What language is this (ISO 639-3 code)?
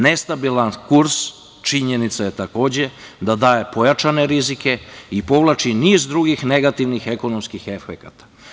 srp